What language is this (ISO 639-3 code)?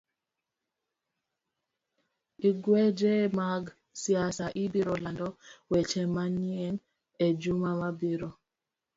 luo